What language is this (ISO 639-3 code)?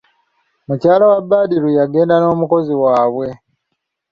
lug